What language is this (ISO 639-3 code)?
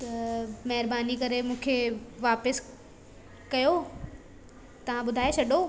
snd